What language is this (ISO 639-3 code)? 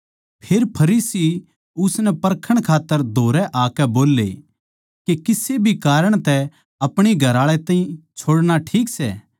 bgc